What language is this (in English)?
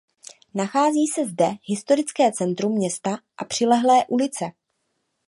Czech